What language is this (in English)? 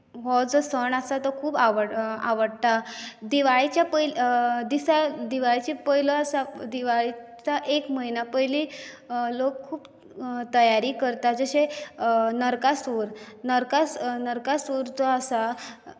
Konkani